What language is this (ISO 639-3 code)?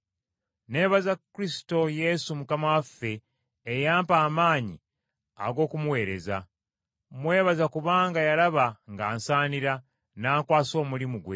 lug